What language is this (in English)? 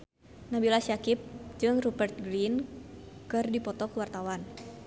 Sundanese